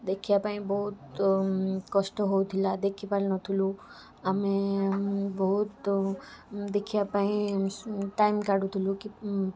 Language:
Odia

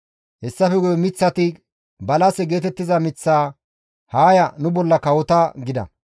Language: Gamo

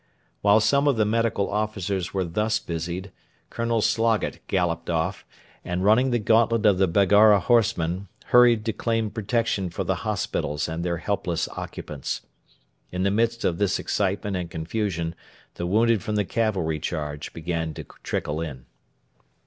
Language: English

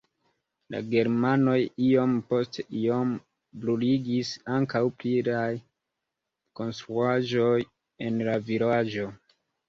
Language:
Esperanto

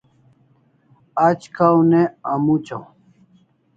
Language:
Kalasha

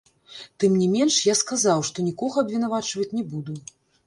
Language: Belarusian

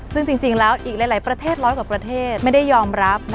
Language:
Thai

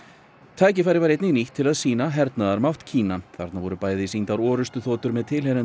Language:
Icelandic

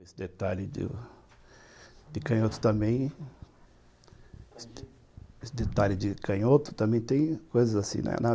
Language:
Portuguese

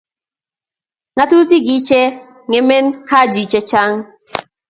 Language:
Kalenjin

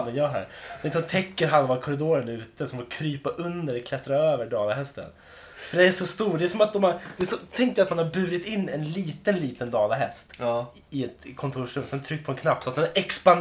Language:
Swedish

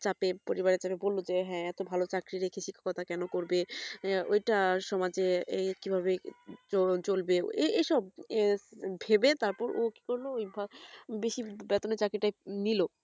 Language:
Bangla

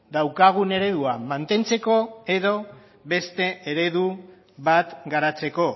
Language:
Basque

